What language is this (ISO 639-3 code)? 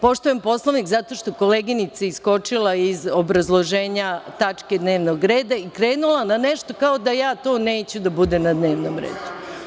srp